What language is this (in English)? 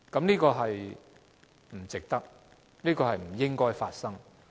Cantonese